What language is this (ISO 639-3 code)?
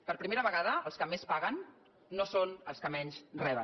cat